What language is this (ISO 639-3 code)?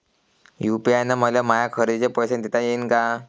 mar